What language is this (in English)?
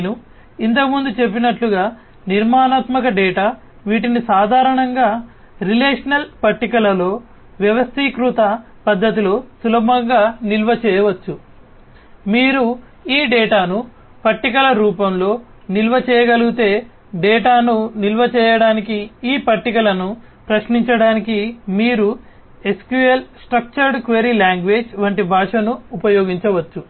Telugu